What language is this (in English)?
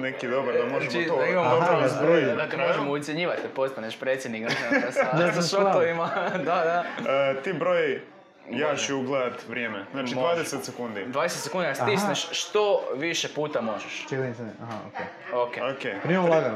Croatian